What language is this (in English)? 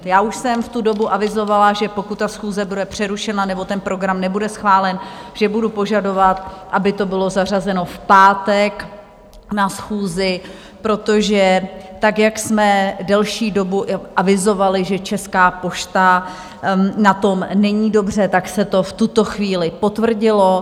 Czech